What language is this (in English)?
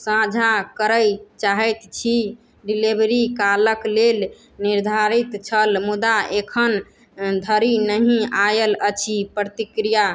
Maithili